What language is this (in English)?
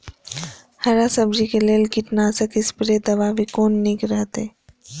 Maithili